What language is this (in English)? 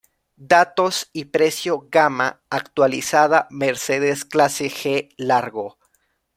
Spanish